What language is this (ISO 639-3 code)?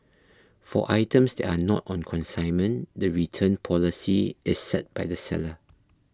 eng